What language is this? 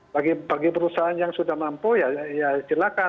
Indonesian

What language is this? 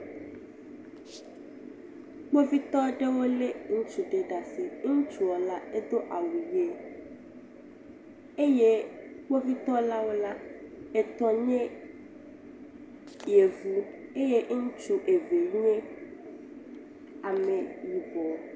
Ewe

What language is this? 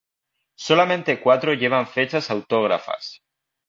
Spanish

